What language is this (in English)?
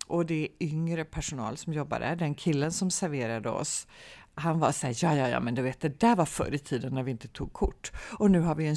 Swedish